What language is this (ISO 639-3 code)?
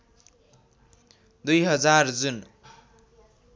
nep